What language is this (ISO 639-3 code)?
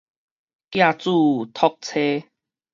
nan